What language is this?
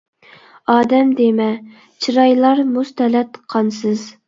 Uyghur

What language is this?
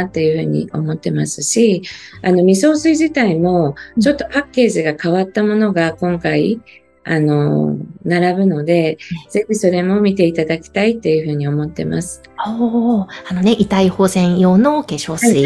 Japanese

